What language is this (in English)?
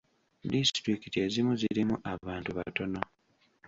Ganda